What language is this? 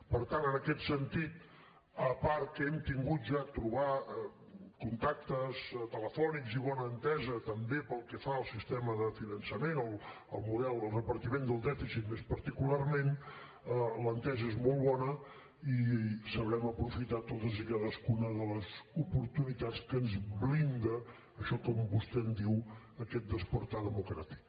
Catalan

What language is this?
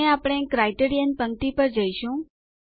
Gujarati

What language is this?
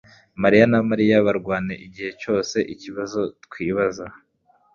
Kinyarwanda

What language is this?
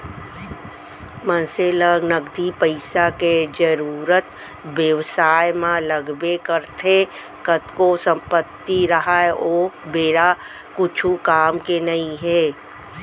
Chhattisgarhi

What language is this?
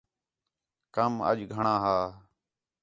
Khetrani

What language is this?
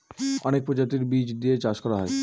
Bangla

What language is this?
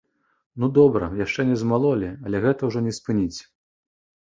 Belarusian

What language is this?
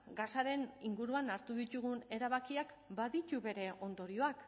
Basque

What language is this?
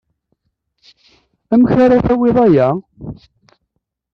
Kabyle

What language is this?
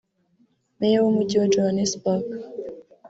Kinyarwanda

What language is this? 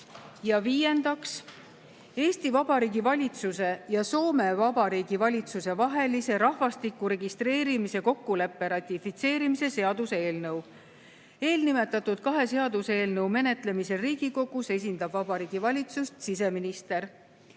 Estonian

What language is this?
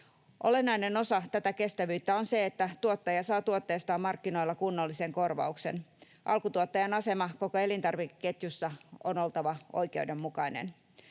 Finnish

